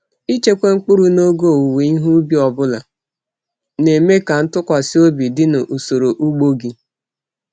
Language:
Igbo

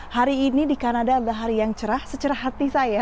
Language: Indonesian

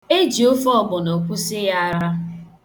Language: Igbo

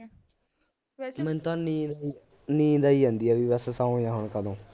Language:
Punjabi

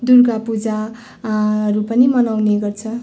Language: Nepali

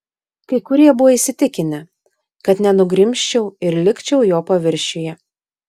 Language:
Lithuanian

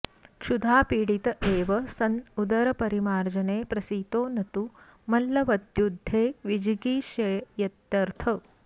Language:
Sanskrit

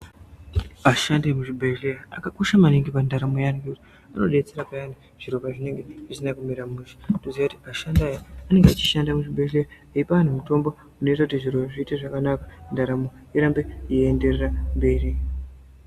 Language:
Ndau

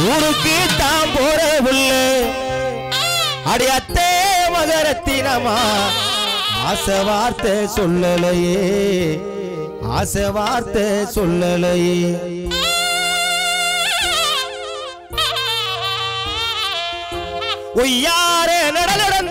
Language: Arabic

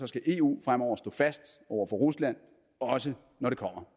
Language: Danish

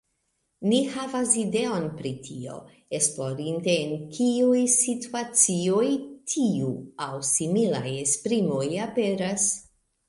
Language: Esperanto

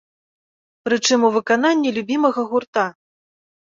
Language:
Belarusian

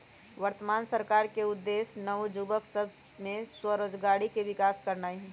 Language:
Magahi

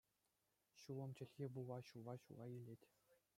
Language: Chuvash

